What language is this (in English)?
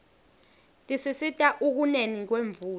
Swati